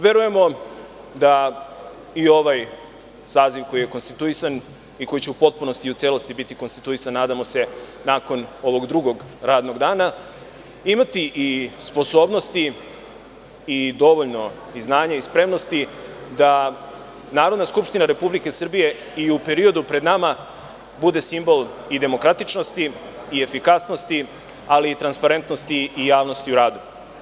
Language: Serbian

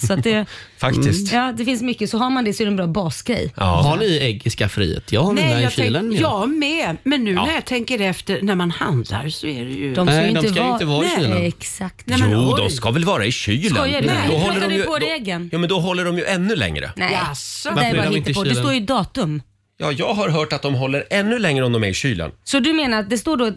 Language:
Swedish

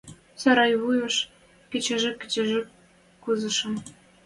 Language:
Western Mari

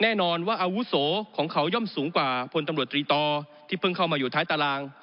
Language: Thai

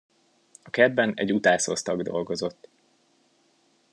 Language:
Hungarian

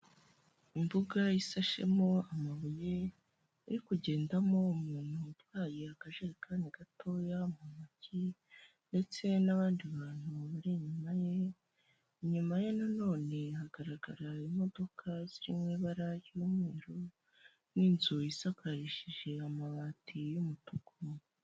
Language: Kinyarwanda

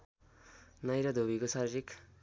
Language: Nepali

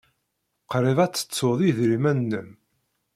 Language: Kabyle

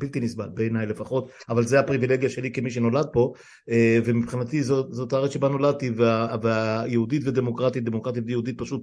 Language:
Hebrew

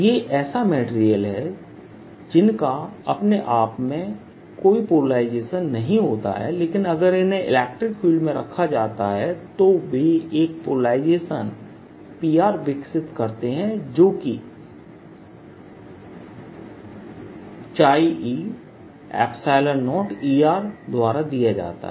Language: Hindi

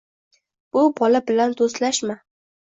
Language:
Uzbek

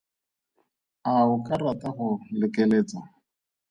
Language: Tswana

